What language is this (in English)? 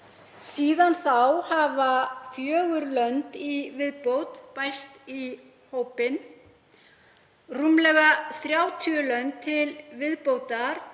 Icelandic